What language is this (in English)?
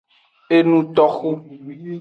Aja (Benin)